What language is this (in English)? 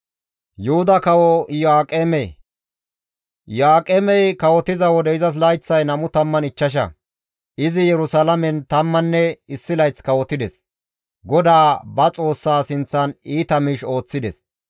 Gamo